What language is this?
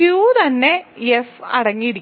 Malayalam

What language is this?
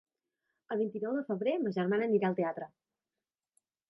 Catalan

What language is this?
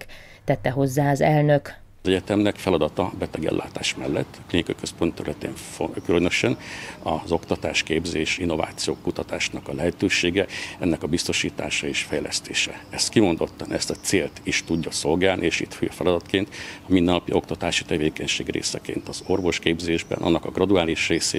Hungarian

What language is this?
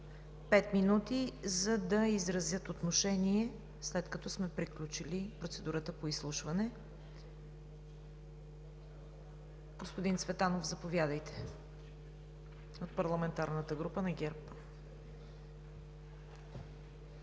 Bulgarian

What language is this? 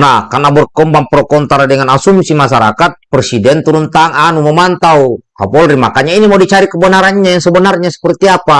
Indonesian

